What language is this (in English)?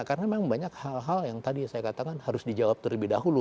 Indonesian